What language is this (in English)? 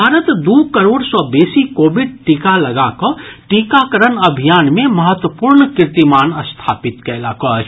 Maithili